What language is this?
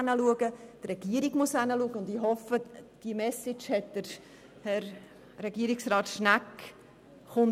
Swiss German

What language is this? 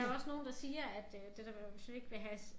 Danish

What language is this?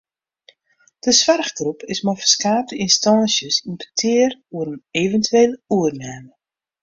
Western Frisian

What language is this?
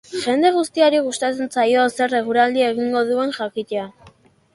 Basque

